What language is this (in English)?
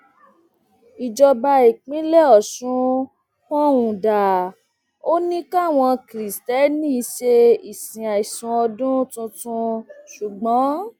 Yoruba